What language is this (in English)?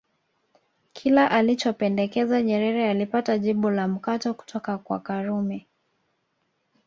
Swahili